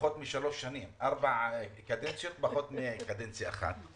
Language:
Hebrew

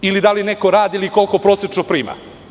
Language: Serbian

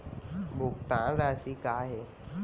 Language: Chhattisgarhi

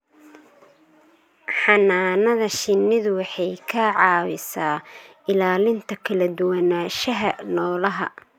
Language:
Somali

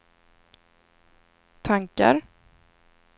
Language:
Swedish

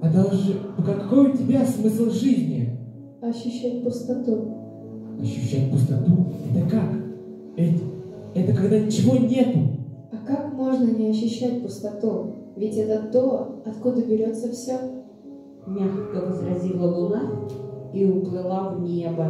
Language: Russian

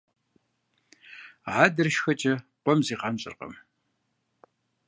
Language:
Kabardian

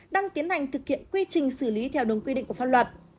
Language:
Vietnamese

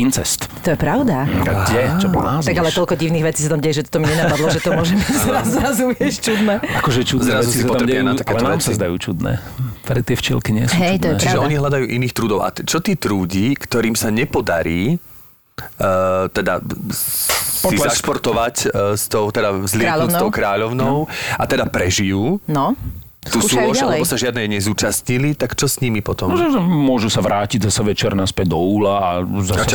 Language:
Slovak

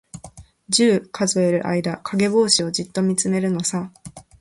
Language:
Japanese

